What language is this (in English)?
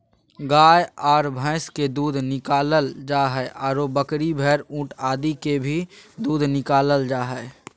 Magahi